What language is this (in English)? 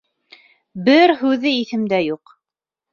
Bashkir